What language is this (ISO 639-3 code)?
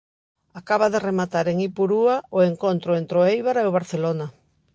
glg